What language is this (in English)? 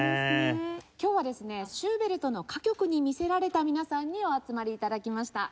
Japanese